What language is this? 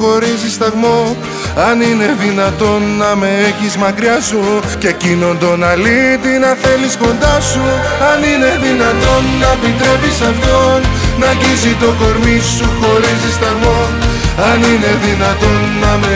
Greek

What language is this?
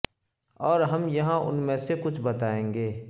Urdu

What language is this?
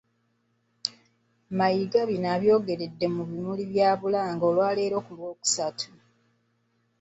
Ganda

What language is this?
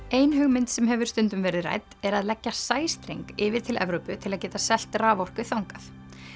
Icelandic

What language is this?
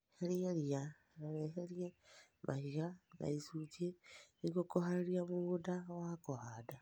Kikuyu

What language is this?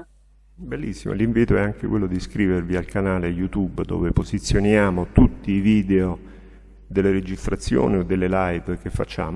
Italian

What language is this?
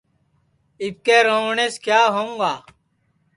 Sansi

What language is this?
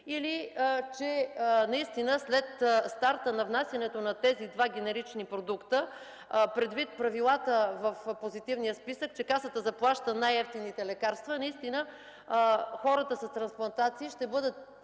Bulgarian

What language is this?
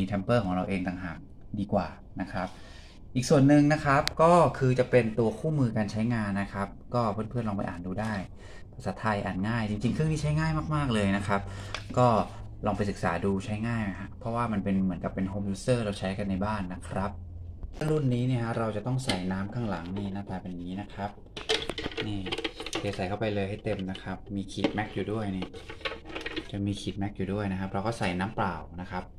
Thai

